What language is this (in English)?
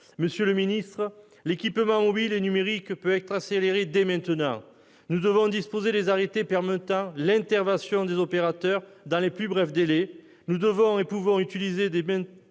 French